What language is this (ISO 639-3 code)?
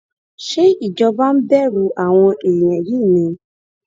yor